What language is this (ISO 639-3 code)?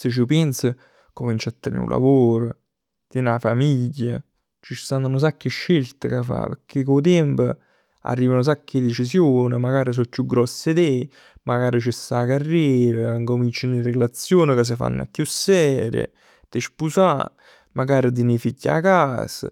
nap